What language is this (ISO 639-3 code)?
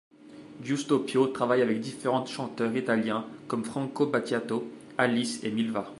fra